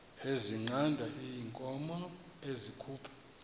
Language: Xhosa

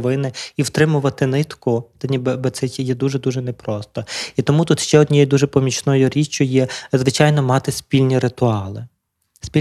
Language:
Ukrainian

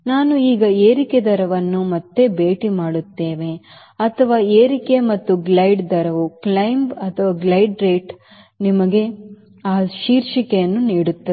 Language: Kannada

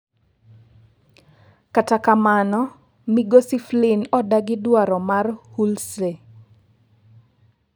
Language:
Luo (Kenya and Tanzania)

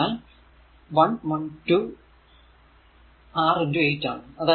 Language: Malayalam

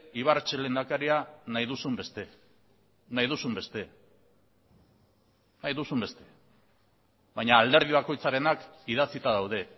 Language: Basque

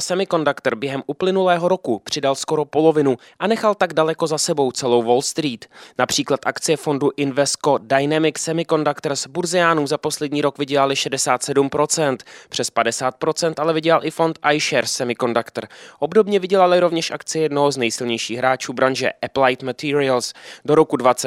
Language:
Czech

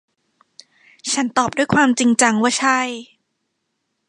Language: Thai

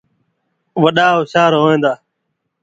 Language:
Sindhi Bhil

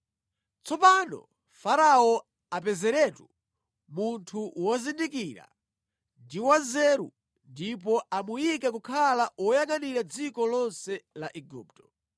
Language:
Nyanja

